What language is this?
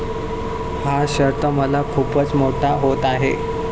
Marathi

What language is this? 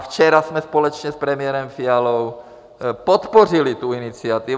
Czech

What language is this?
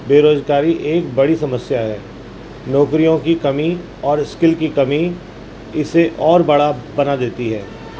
Urdu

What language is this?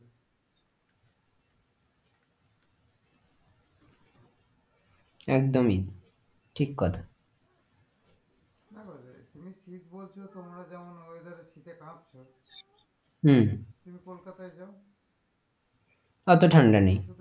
Bangla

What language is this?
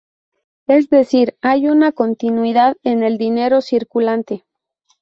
Spanish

